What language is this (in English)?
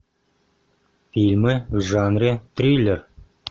Russian